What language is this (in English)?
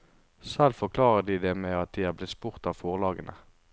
Norwegian